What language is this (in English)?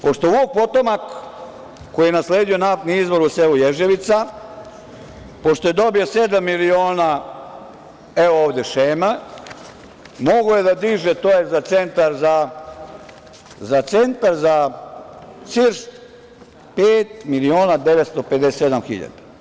Serbian